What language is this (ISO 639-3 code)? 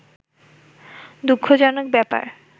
ben